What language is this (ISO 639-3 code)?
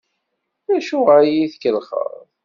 kab